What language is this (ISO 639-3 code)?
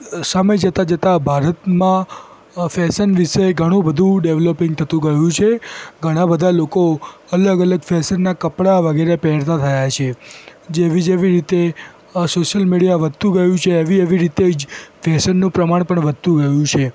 guj